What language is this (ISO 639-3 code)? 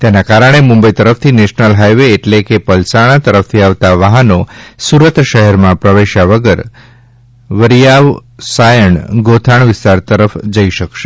guj